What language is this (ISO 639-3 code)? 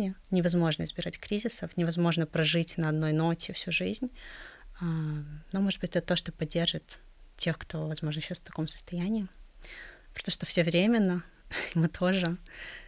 rus